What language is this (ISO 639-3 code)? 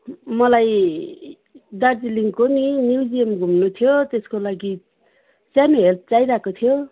nep